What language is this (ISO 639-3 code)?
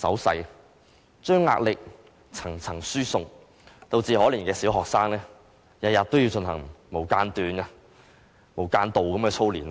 yue